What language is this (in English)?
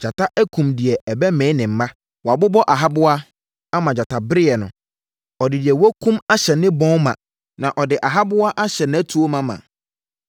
Akan